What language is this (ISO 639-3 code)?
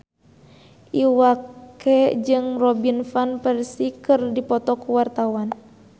sun